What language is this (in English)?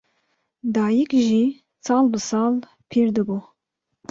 Kurdish